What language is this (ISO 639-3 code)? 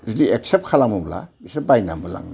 brx